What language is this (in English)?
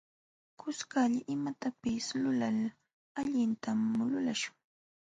Jauja Wanca Quechua